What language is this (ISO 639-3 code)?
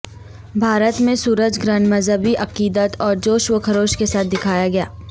urd